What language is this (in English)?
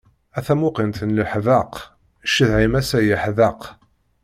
Kabyle